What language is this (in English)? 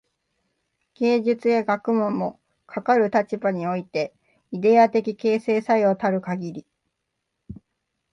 Japanese